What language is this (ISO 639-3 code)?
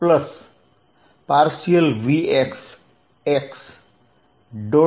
guj